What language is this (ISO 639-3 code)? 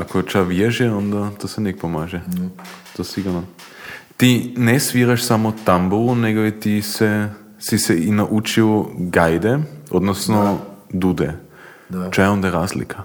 hrv